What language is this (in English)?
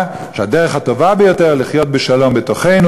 Hebrew